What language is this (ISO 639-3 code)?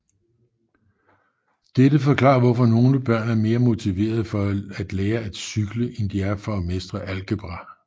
dan